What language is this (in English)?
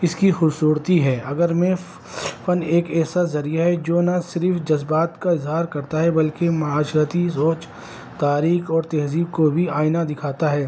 Urdu